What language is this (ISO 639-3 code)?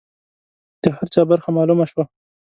pus